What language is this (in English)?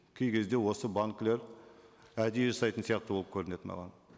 Kazakh